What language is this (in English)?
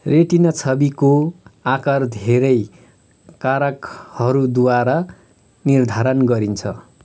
Nepali